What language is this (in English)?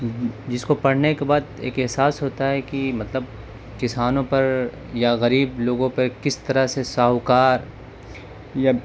Urdu